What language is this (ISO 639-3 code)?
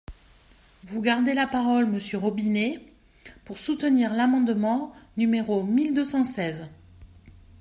fra